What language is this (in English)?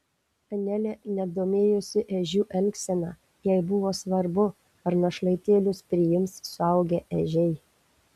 Lithuanian